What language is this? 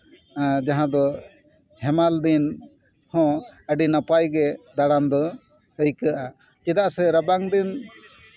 Santali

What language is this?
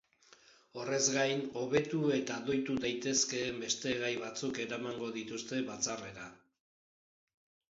Basque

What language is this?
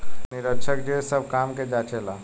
Bhojpuri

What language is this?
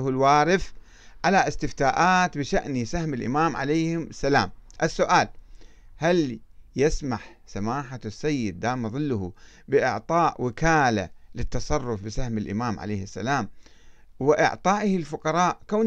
Arabic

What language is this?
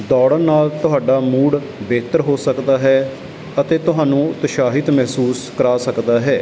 Punjabi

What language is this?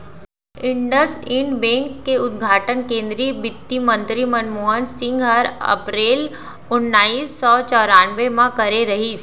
Chhattisgarhi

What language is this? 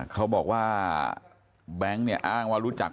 Thai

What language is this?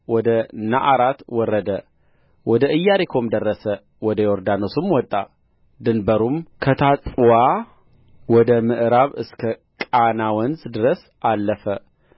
Amharic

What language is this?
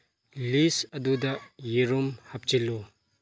Manipuri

